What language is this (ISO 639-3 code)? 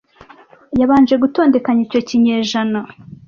kin